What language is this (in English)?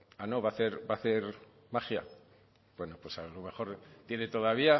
Spanish